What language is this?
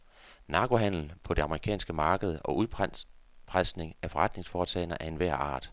Danish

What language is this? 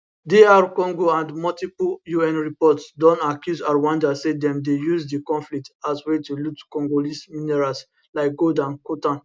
Nigerian Pidgin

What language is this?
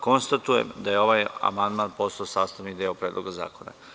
Serbian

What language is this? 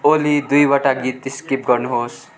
Nepali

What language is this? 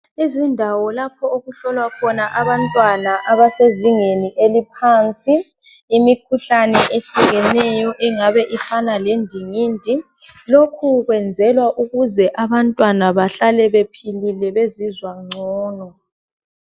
North Ndebele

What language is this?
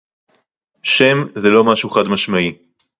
Hebrew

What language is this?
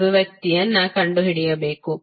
Kannada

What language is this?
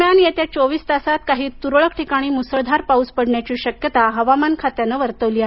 Marathi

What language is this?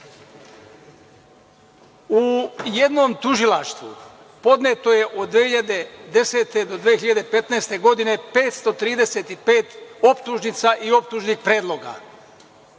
Serbian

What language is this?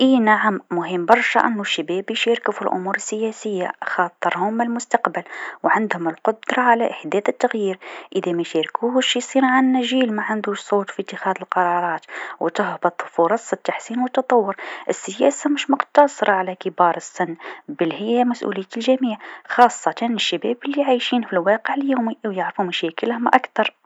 Tunisian Arabic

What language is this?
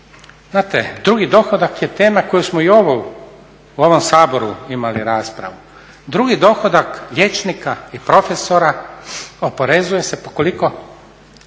Croatian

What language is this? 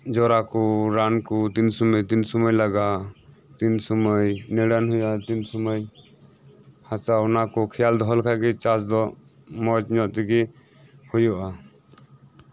Santali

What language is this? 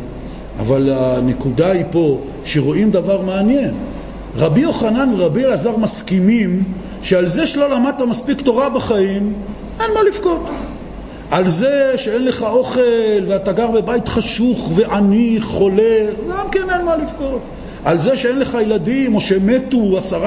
Hebrew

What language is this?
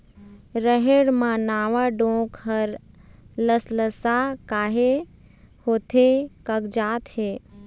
Chhattisgarhi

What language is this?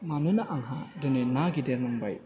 Bodo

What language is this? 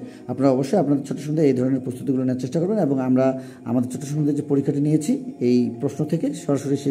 Bangla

